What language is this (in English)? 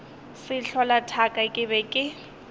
Northern Sotho